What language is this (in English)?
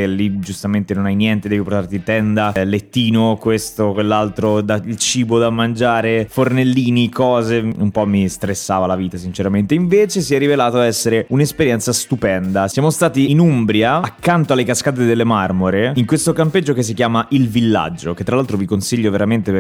Italian